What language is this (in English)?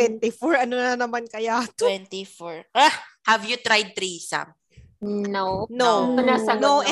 Filipino